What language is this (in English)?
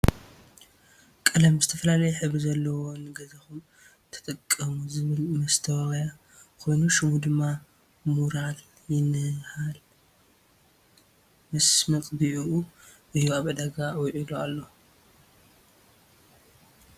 Tigrinya